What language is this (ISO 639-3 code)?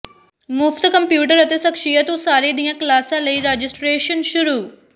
pan